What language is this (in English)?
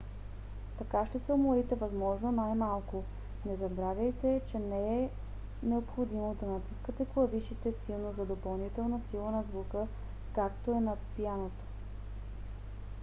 Bulgarian